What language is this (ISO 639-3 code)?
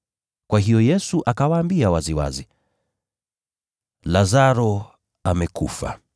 swa